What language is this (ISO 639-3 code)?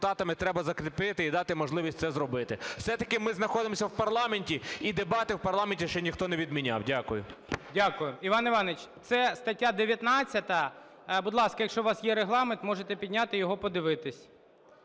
ukr